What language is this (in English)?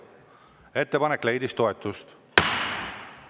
Estonian